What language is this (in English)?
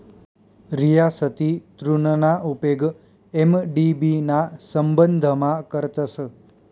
Marathi